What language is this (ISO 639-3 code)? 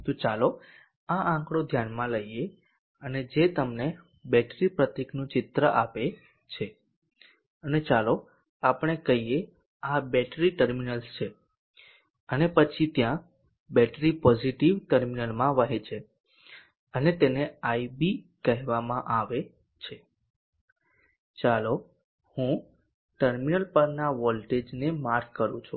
guj